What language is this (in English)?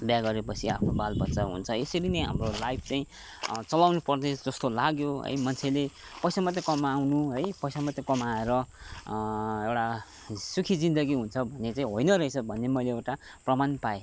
Nepali